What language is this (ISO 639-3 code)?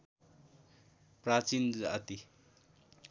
nep